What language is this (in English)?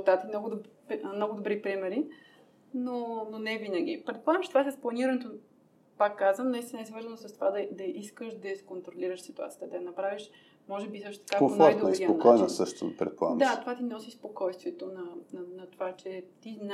Bulgarian